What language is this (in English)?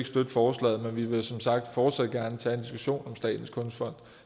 Danish